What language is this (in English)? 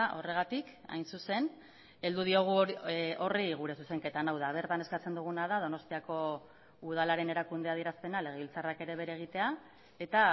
Basque